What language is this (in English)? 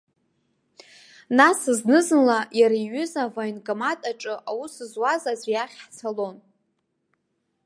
Abkhazian